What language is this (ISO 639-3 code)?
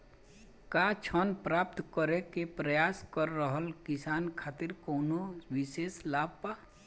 bho